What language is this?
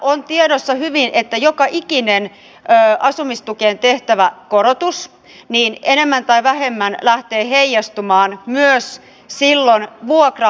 Finnish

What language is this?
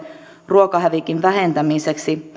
Finnish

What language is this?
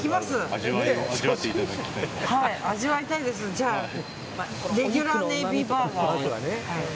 Japanese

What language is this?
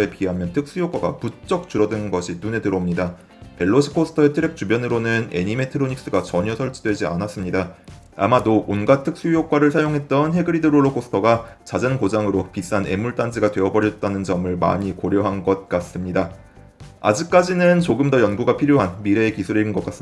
Korean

